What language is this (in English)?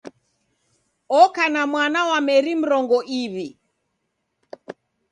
Taita